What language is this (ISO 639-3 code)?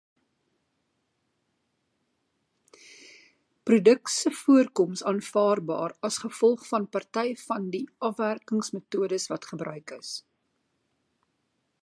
afr